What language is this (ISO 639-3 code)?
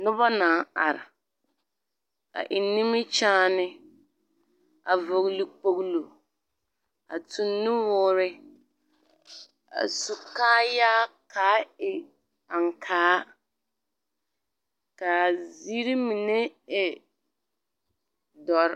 dga